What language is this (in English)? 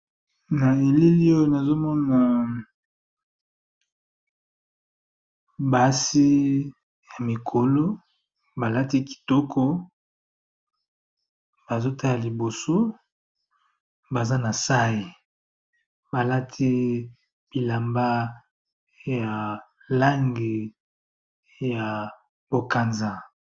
Lingala